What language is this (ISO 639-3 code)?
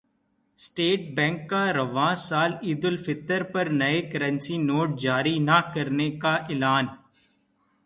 urd